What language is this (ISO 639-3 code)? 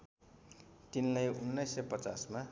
nep